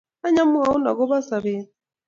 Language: Kalenjin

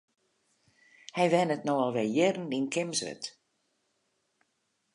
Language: Western Frisian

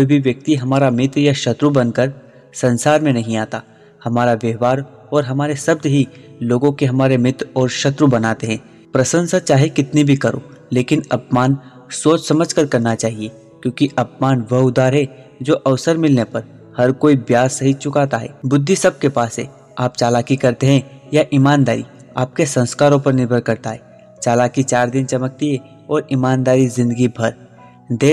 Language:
Hindi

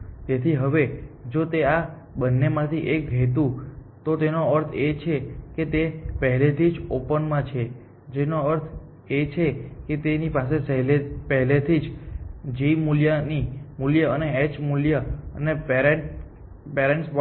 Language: Gujarati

